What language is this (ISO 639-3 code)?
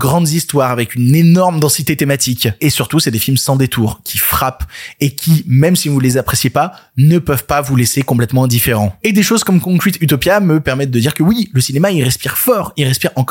fra